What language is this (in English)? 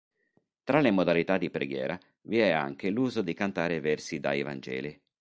Italian